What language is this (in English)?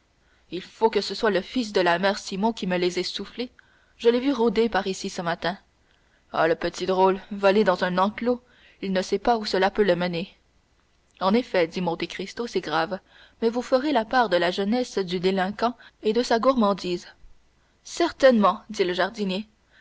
French